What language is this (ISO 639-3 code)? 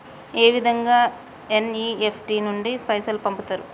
tel